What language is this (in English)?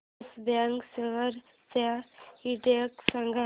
Marathi